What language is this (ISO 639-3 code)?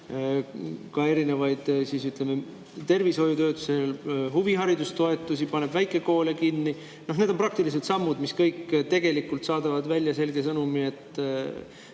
est